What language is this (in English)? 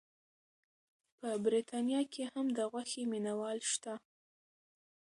Pashto